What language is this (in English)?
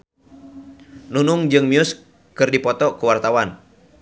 Sundanese